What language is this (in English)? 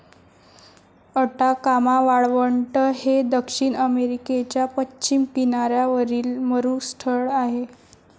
Marathi